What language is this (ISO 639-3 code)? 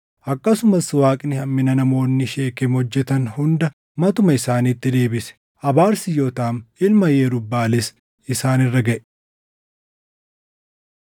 orm